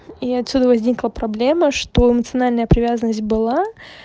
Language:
Russian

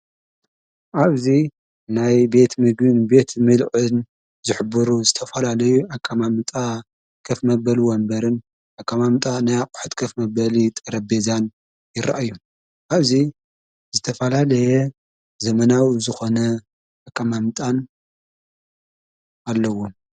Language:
Tigrinya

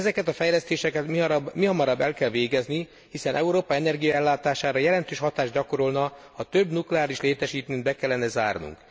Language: Hungarian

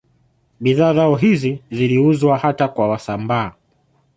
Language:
Swahili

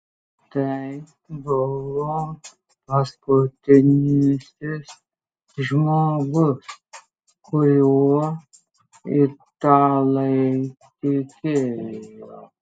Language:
Lithuanian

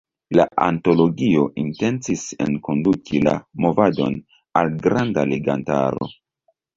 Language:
Esperanto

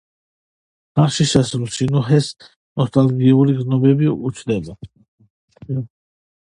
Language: Georgian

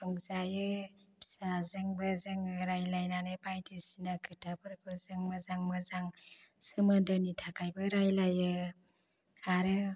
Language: Bodo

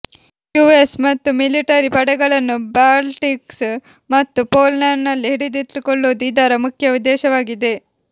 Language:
Kannada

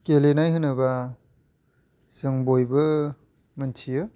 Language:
Bodo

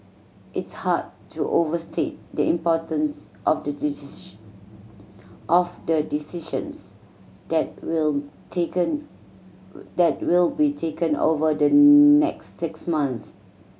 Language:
English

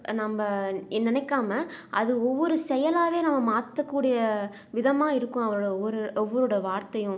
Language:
Tamil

